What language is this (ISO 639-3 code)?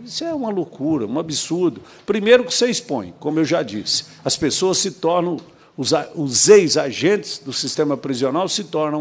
por